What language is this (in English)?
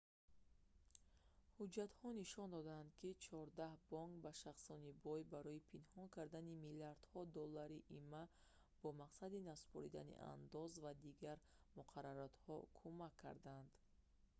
Tajik